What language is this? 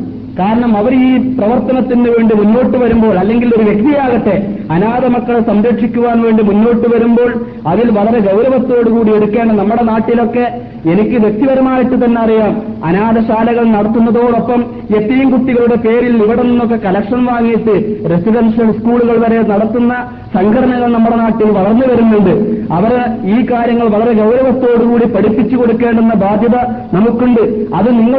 Malayalam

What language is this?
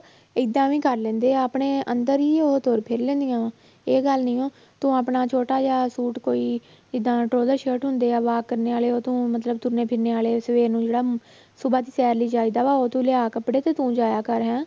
Punjabi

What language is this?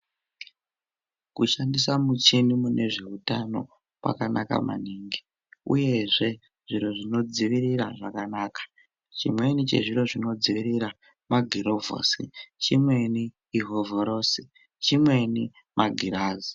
Ndau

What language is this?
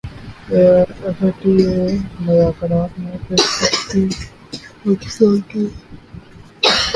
Urdu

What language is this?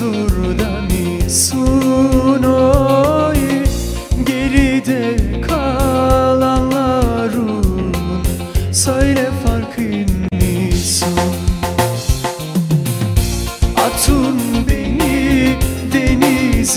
Bulgarian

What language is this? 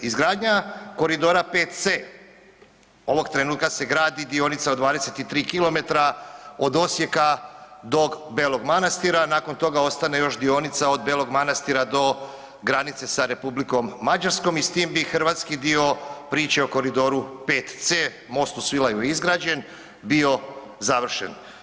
Croatian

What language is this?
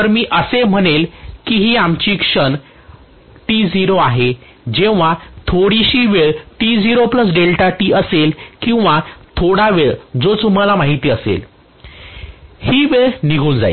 Marathi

